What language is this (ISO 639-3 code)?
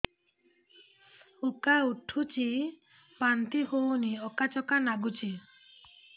ori